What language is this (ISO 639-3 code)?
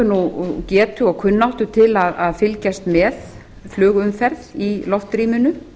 isl